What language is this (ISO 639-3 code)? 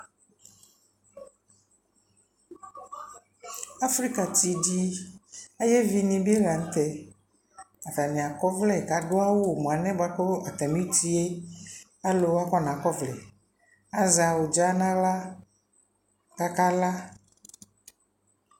kpo